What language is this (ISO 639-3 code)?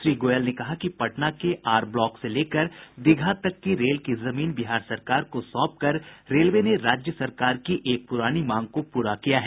hin